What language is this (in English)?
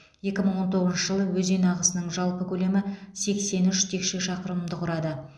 Kazakh